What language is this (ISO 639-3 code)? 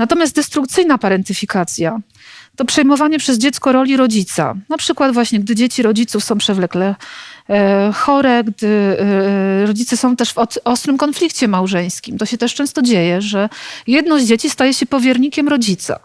pol